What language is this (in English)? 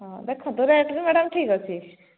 Odia